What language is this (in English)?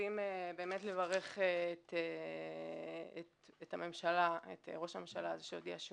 Hebrew